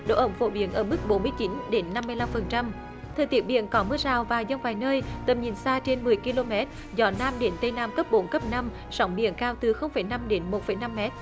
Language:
Vietnamese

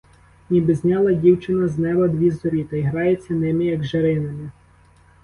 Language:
Ukrainian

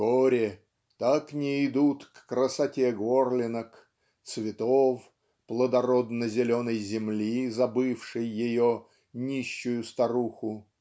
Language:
Russian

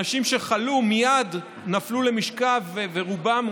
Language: Hebrew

